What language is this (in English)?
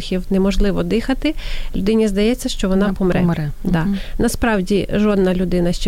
Ukrainian